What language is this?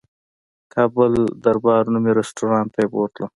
Pashto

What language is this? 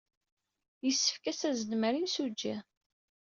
Kabyle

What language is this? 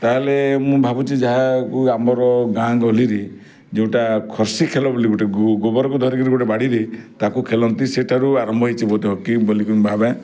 Odia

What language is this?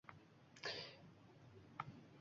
Uzbek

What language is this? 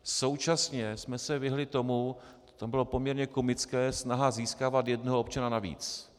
Czech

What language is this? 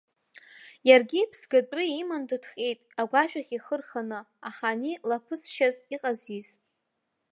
Abkhazian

